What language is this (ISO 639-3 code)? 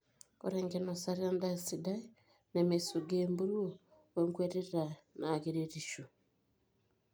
mas